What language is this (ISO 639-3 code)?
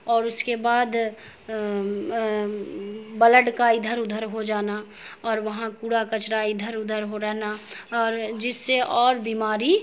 urd